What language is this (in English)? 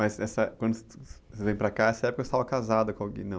Portuguese